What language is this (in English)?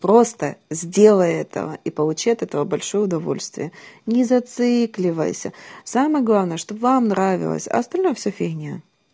Russian